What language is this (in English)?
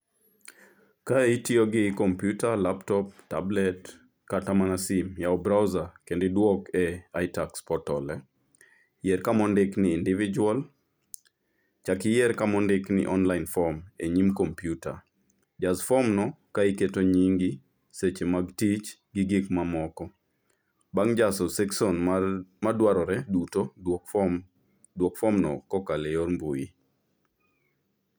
Luo (Kenya and Tanzania)